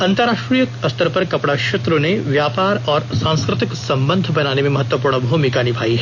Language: Hindi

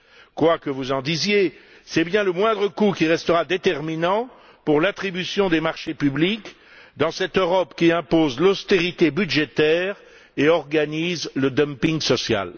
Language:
French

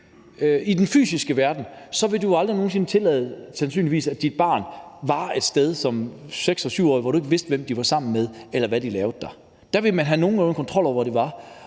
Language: Danish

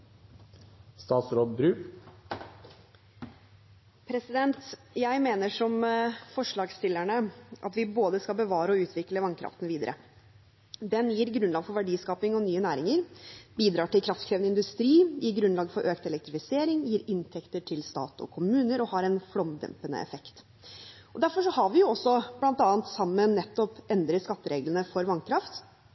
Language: Norwegian Bokmål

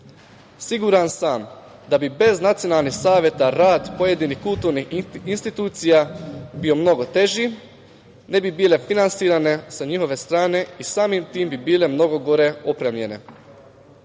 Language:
Serbian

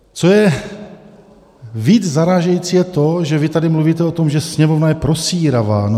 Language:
Czech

